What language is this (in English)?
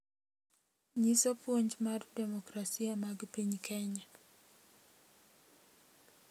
Luo (Kenya and Tanzania)